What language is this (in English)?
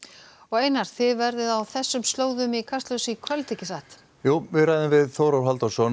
Icelandic